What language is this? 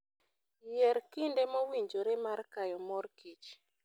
Luo (Kenya and Tanzania)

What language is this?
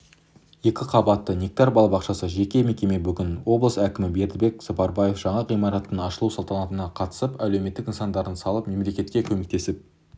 Kazakh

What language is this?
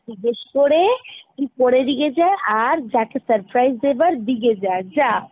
Bangla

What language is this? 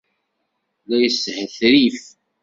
Kabyle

